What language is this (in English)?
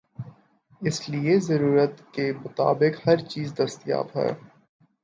Urdu